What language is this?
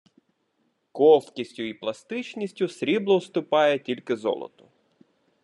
Ukrainian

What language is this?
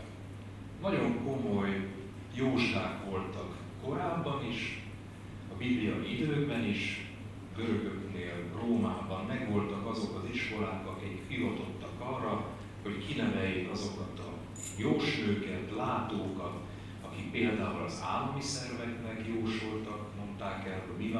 Hungarian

